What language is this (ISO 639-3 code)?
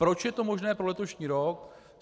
ces